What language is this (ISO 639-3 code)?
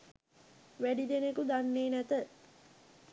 sin